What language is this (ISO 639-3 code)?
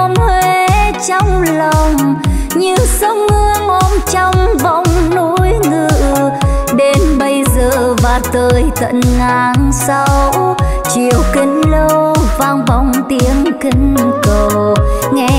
vie